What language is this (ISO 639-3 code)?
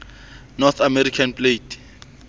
sot